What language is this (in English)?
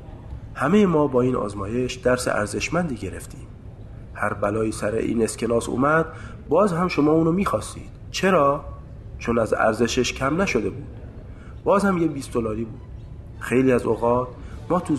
Persian